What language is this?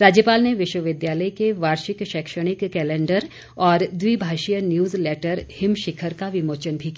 Hindi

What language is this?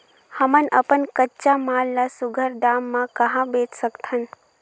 Chhattisgarhi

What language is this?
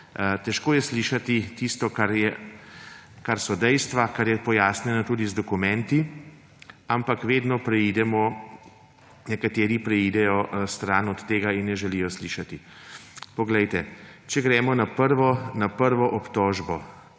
Slovenian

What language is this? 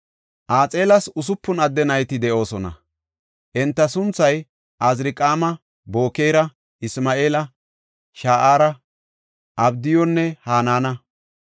Gofa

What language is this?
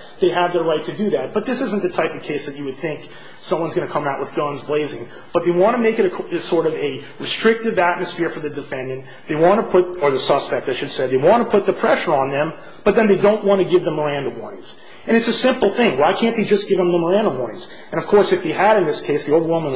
English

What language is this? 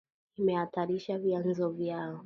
Swahili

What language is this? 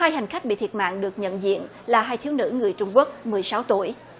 Vietnamese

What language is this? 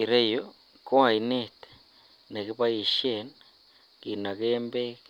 Kalenjin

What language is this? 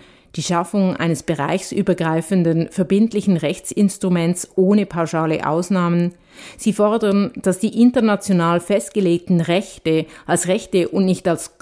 German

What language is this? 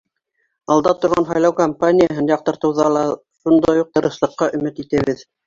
Bashkir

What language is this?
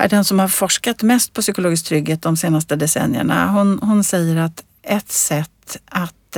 Swedish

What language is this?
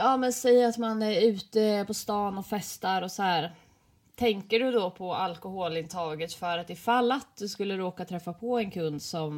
Swedish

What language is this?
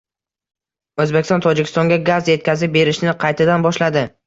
Uzbek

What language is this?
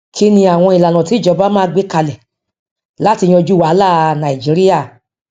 Yoruba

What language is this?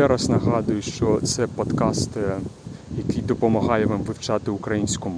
Ukrainian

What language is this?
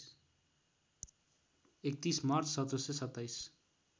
Nepali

